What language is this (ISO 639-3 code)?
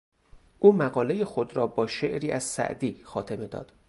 fas